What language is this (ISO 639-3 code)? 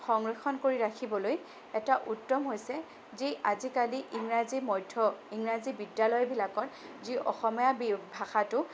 asm